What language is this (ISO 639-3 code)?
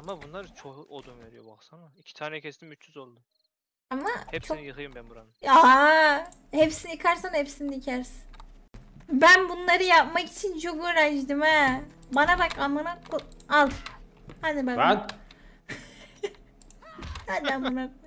tur